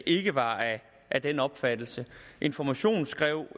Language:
Danish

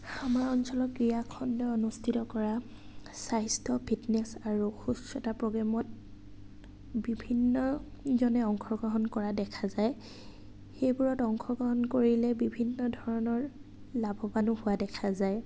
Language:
Assamese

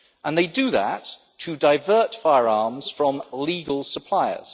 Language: English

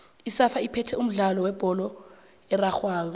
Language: South Ndebele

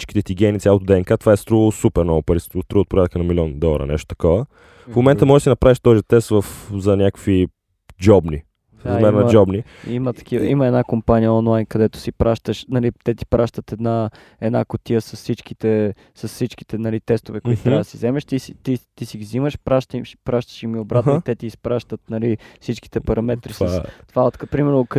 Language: Bulgarian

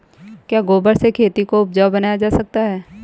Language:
Hindi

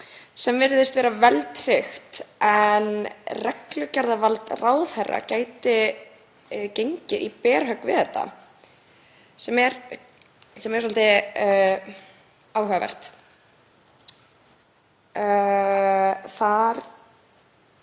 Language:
Icelandic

